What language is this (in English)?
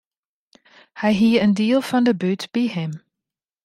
Western Frisian